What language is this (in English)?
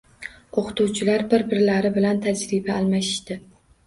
Uzbek